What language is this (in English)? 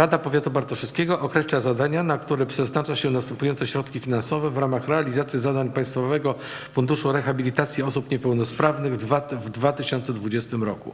Polish